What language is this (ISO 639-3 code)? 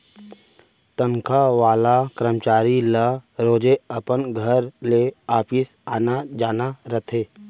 hne